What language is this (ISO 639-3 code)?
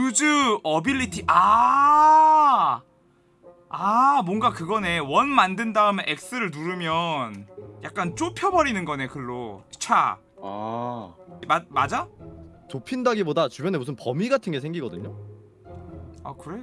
kor